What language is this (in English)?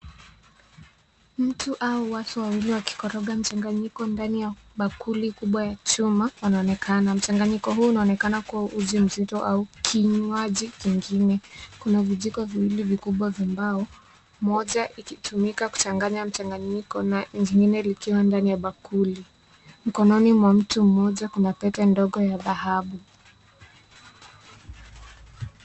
Swahili